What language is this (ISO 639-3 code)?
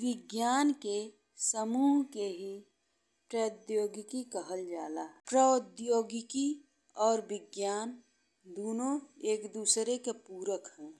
bho